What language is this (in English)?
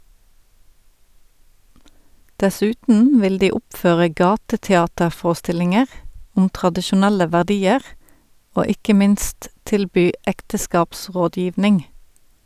Norwegian